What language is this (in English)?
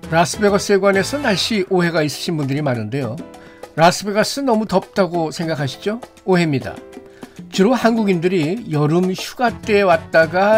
Korean